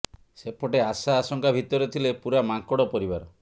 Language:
Odia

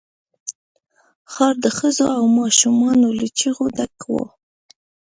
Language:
Pashto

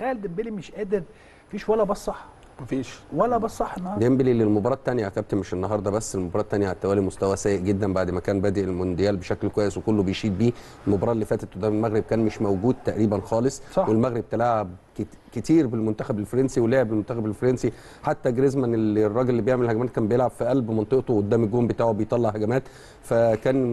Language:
Arabic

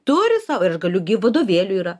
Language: Lithuanian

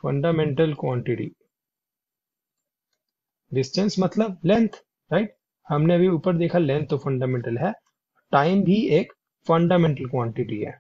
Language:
Hindi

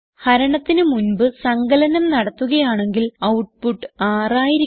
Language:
Malayalam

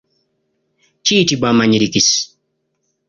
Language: Ganda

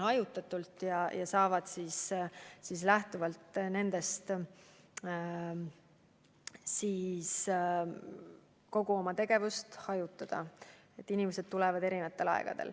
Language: Estonian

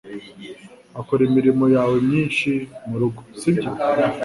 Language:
Kinyarwanda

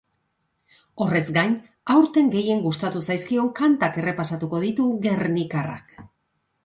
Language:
Basque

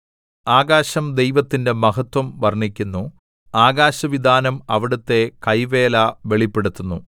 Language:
Malayalam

